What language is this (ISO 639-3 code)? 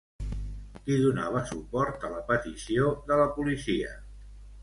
cat